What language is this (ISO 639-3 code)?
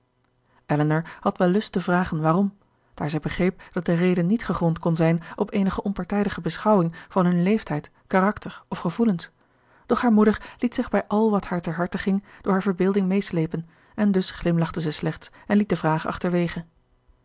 nld